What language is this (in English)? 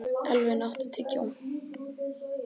Icelandic